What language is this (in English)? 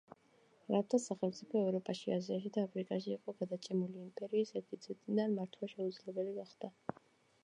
Georgian